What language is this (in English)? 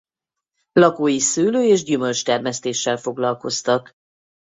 Hungarian